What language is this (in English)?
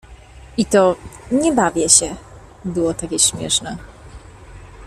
Polish